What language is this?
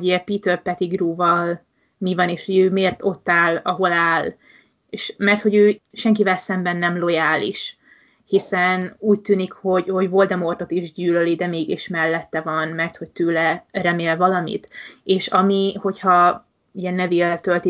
Hungarian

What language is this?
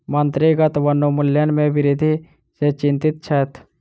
Maithili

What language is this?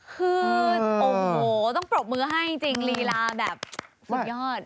Thai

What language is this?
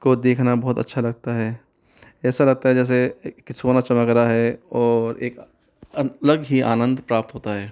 Hindi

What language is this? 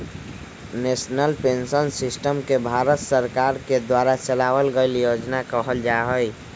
Magahi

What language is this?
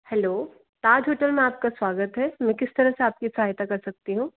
Hindi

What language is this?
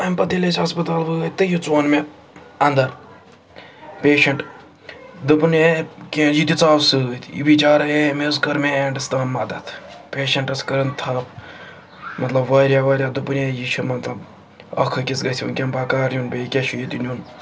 Kashmiri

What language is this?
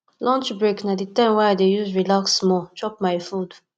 Nigerian Pidgin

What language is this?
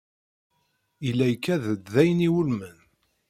Kabyle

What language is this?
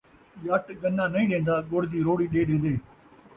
Saraiki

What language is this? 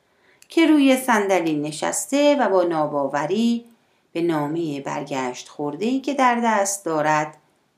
Persian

